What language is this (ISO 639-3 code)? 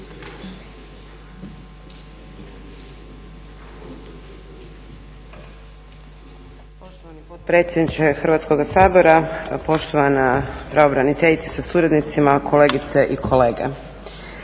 hrv